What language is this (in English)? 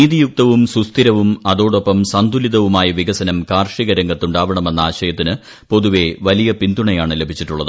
Malayalam